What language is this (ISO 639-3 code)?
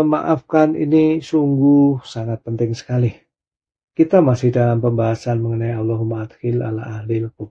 ind